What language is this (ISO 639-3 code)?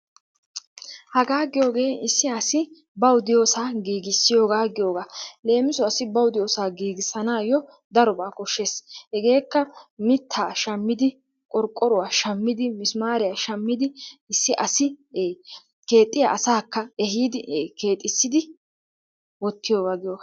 wal